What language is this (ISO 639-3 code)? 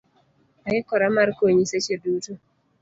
luo